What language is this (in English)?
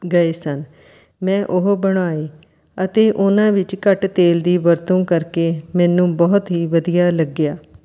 Punjabi